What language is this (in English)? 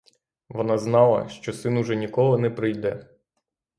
Ukrainian